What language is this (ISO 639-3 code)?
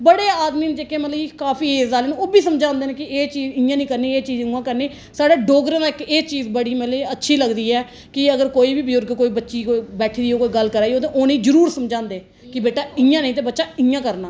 doi